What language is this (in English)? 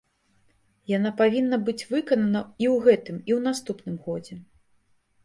Belarusian